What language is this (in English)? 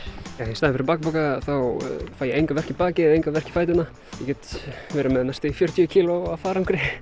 Icelandic